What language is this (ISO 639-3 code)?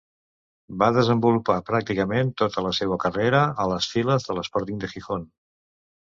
cat